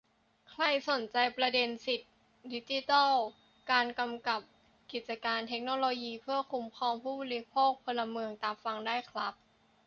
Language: Thai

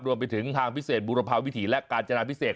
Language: Thai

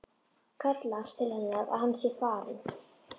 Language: Icelandic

